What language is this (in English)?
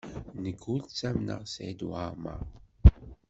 Kabyle